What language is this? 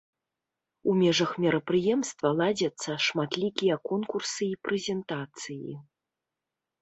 Belarusian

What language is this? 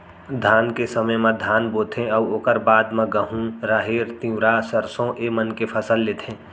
Chhattisgarhi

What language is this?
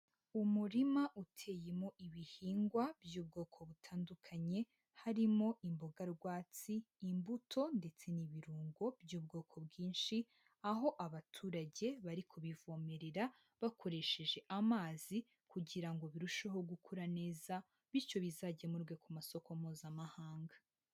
Kinyarwanda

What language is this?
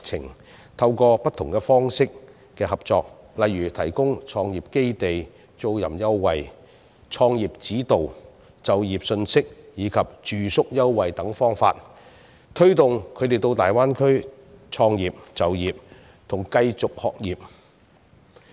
Cantonese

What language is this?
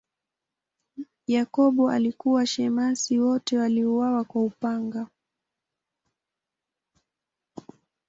Swahili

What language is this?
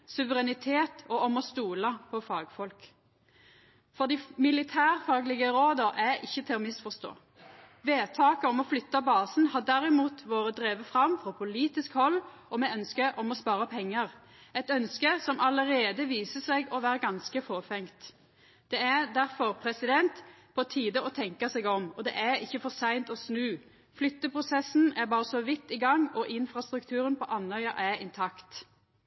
Norwegian Nynorsk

